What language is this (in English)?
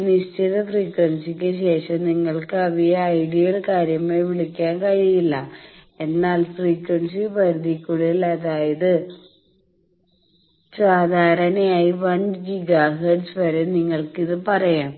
Malayalam